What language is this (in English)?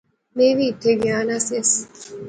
Pahari-Potwari